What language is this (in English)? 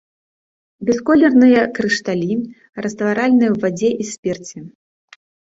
Belarusian